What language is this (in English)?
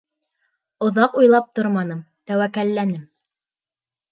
Bashkir